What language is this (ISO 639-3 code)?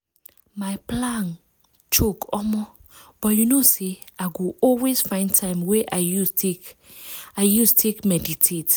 pcm